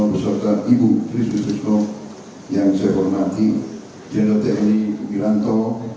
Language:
Indonesian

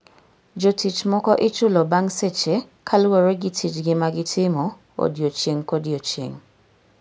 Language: Luo (Kenya and Tanzania)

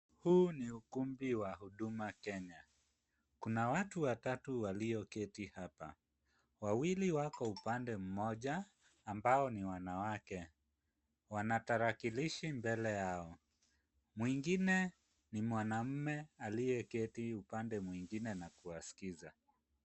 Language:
Swahili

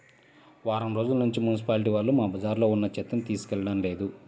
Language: Telugu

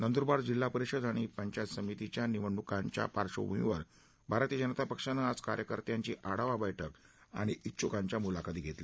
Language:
Marathi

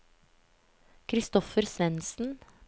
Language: Norwegian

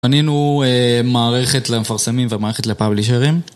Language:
Hebrew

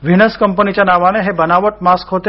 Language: Marathi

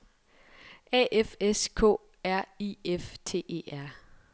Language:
Danish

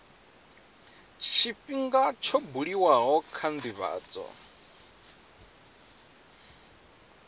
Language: Venda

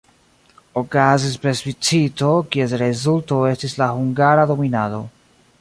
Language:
Esperanto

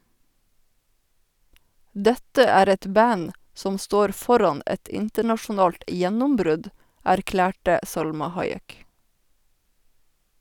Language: Norwegian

